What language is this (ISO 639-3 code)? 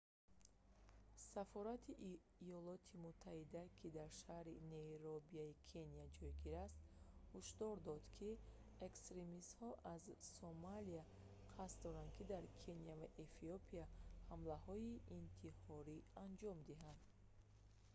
tgk